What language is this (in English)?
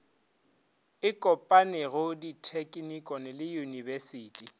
Northern Sotho